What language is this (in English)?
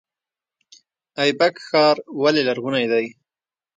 Pashto